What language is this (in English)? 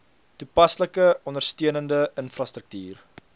Afrikaans